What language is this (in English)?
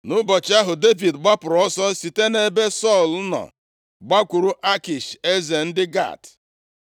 Igbo